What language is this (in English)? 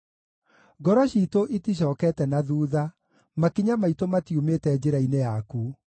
Kikuyu